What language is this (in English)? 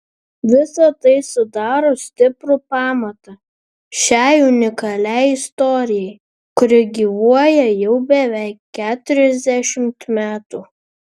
Lithuanian